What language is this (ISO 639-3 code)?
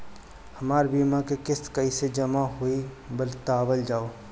bho